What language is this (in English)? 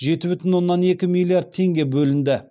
Kazakh